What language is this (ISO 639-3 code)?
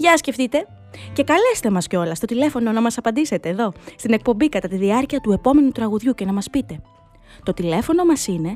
ell